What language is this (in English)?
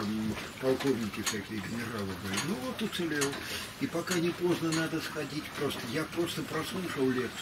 Russian